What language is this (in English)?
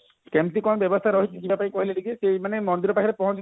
Odia